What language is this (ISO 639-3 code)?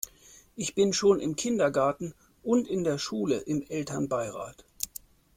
deu